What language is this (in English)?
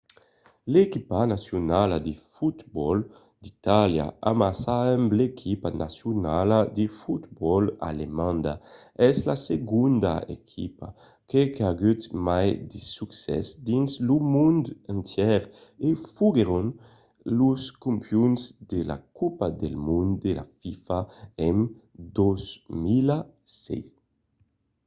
Occitan